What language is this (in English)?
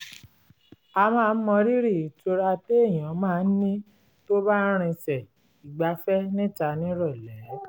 Yoruba